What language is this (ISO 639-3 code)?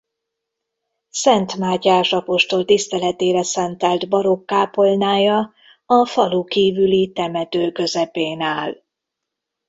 hun